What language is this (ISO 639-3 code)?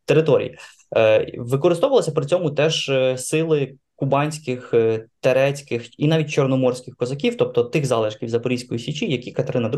ukr